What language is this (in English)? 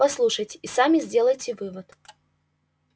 Russian